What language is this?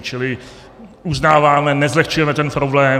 Czech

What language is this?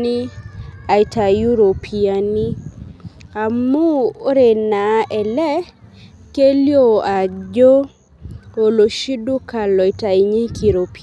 Masai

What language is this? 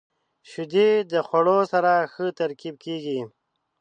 Pashto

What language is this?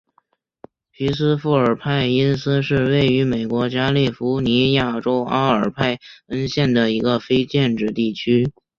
Chinese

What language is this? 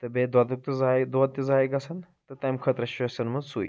Kashmiri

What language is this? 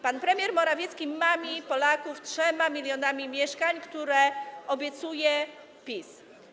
Polish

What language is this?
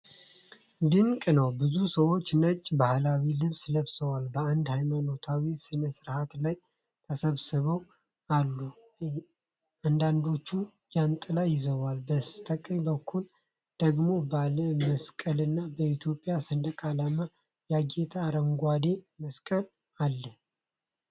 Amharic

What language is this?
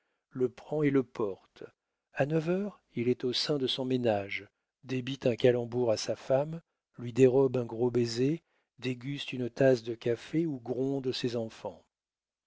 French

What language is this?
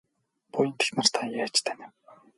Mongolian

